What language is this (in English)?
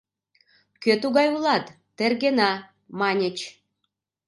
Mari